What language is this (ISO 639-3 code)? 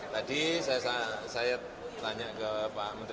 ind